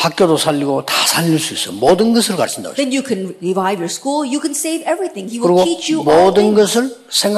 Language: Korean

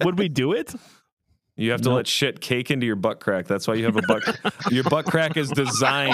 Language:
English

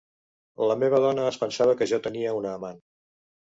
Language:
Catalan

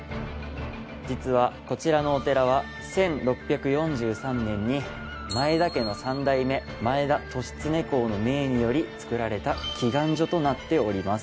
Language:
Japanese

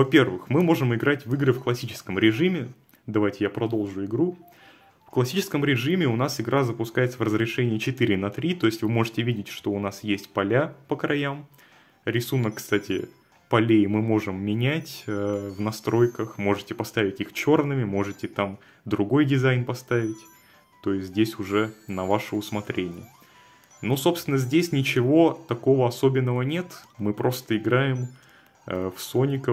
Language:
Russian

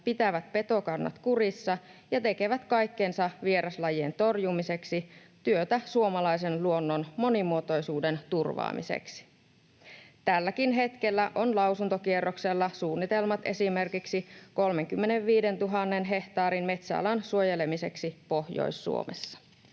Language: Finnish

